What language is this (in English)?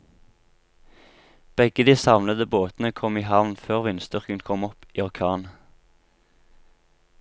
Norwegian